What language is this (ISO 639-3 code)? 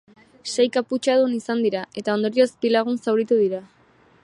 eus